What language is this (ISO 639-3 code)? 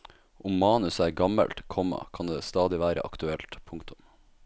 nor